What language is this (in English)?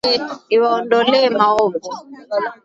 Swahili